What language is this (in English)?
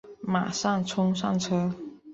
Chinese